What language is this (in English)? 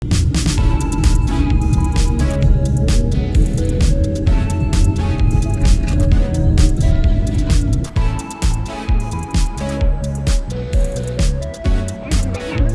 Korean